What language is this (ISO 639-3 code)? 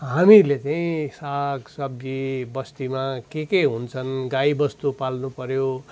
nep